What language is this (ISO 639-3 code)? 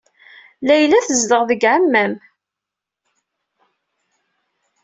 kab